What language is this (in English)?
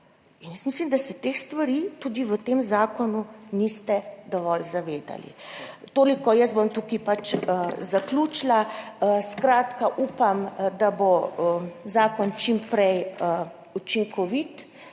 Slovenian